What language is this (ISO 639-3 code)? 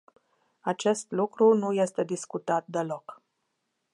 ron